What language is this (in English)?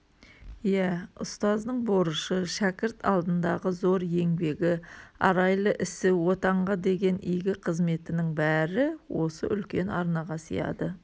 Kazakh